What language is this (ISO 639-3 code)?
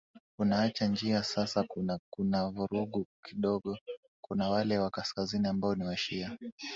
swa